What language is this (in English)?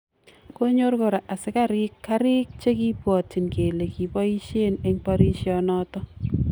Kalenjin